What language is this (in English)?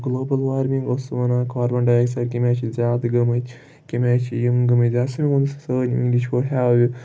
Kashmiri